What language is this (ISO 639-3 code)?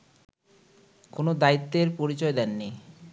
ben